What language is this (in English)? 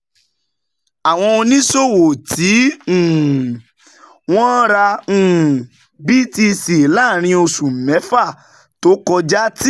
Yoruba